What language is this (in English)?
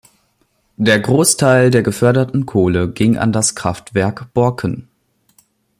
German